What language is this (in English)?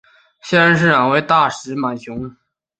Chinese